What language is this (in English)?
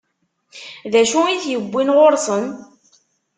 Kabyle